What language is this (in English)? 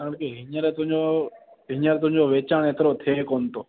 Sindhi